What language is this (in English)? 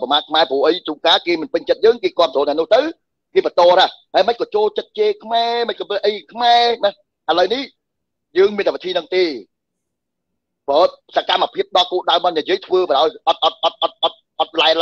Vietnamese